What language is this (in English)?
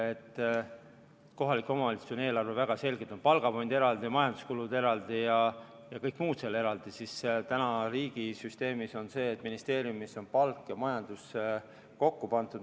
Estonian